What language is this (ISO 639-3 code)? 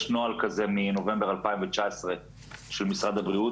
heb